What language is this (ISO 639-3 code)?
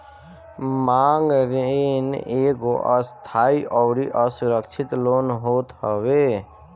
bho